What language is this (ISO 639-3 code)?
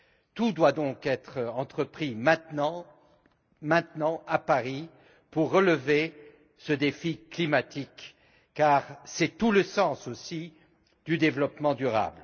fra